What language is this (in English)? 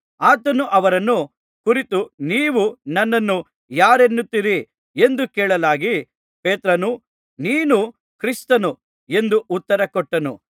Kannada